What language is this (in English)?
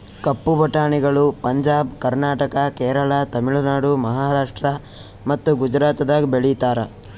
Kannada